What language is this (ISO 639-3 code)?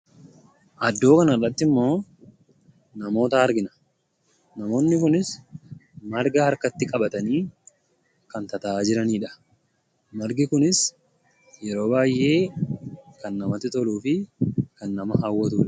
orm